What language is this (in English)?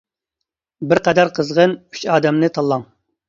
Uyghur